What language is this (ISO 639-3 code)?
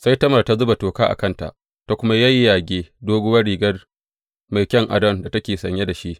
hau